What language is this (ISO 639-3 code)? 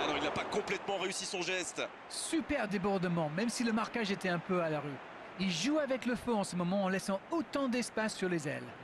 fra